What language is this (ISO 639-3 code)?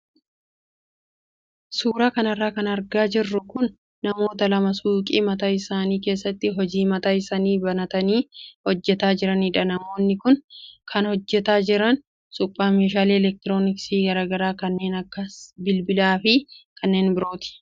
orm